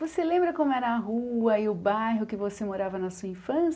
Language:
Portuguese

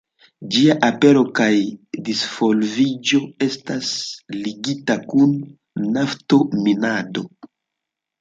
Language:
Esperanto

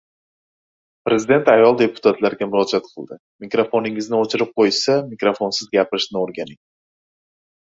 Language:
Uzbek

